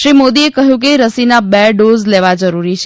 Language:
Gujarati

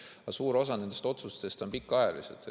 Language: Estonian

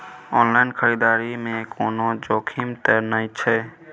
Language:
Maithili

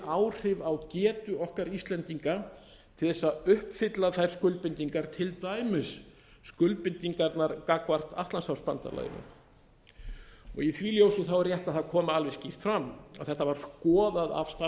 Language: Icelandic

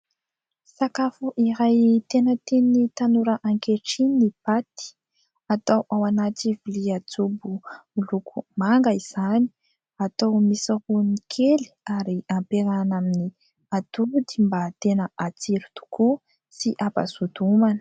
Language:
Malagasy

